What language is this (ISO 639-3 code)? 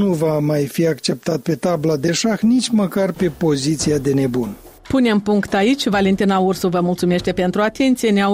ron